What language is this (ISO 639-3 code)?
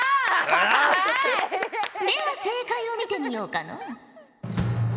jpn